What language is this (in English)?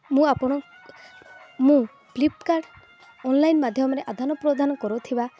Odia